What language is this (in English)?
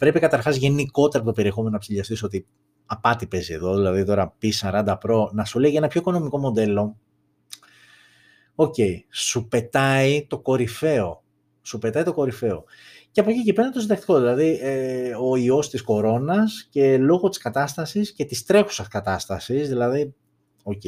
Greek